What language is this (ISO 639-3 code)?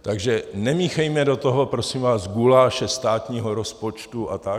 ces